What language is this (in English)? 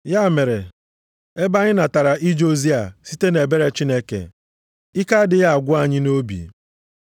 Igbo